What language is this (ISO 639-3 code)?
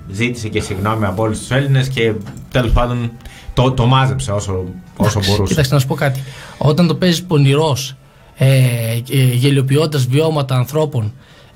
ell